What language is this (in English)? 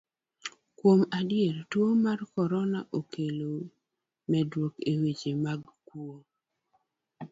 Luo (Kenya and Tanzania)